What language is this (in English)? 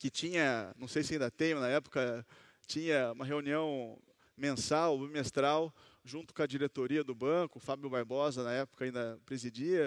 Portuguese